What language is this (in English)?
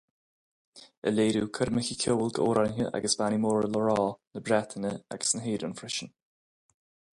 Irish